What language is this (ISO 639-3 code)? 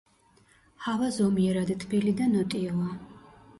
kat